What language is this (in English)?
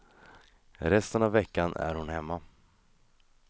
Swedish